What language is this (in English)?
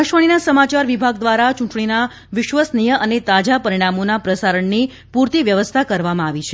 Gujarati